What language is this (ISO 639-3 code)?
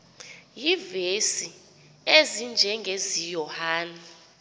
xho